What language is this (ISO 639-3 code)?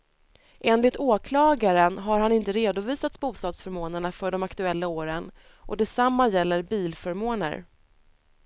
swe